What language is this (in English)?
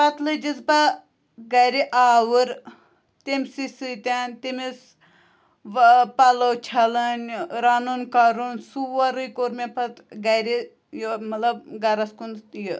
Kashmiri